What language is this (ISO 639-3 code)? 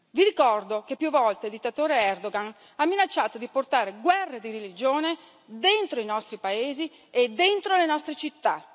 ita